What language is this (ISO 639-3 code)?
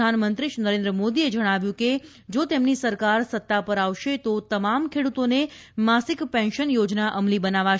guj